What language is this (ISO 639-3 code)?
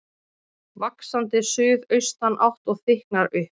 isl